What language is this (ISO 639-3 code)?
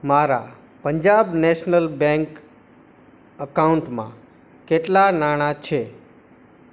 guj